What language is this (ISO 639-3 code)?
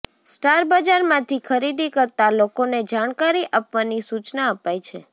guj